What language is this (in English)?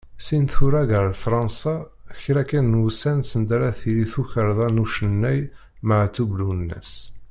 Kabyle